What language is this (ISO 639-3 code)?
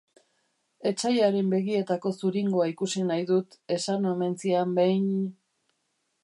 eus